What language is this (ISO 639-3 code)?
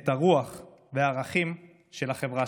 heb